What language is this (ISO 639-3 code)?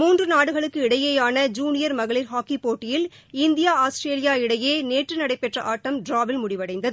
tam